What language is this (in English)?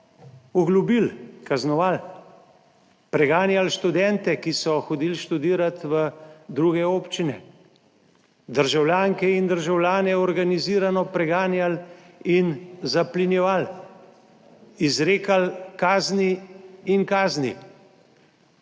Slovenian